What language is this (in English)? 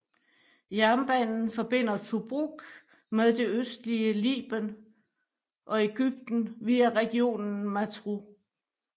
Danish